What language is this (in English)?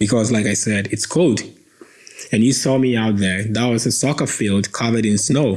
English